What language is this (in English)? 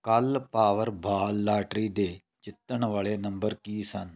Punjabi